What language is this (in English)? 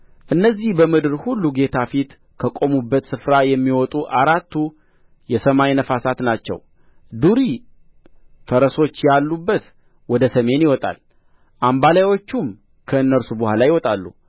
Amharic